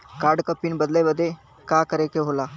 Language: Bhojpuri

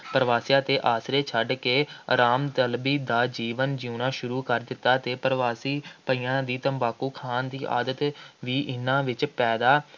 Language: Punjabi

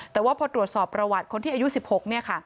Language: Thai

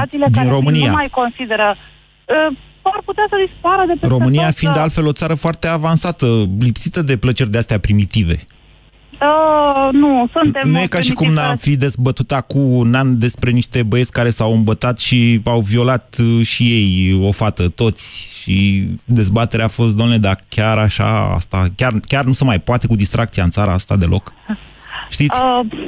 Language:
Romanian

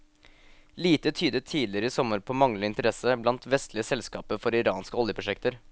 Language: Norwegian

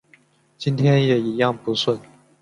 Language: Chinese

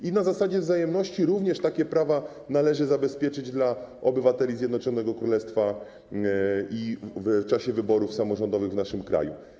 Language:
Polish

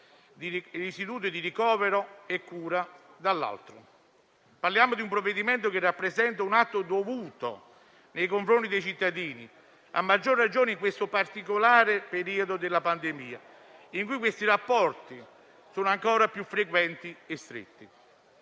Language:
Italian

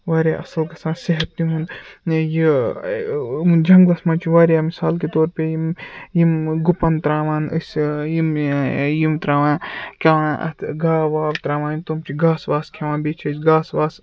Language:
Kashmiri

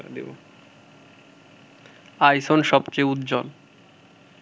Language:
Bangla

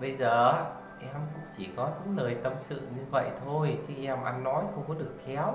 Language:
Vietnamese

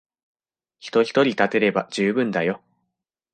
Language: Japanese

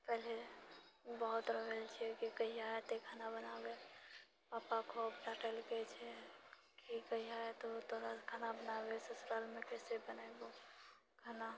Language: Maithili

